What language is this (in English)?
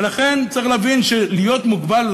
Hebrew